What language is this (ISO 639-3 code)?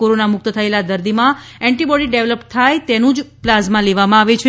guj